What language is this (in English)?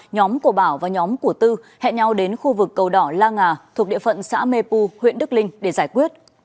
Vietnamese